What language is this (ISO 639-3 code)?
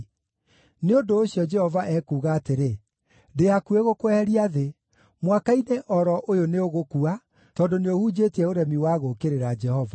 kik